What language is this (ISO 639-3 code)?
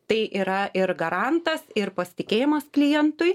lit